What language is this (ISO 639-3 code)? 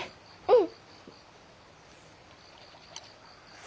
jpn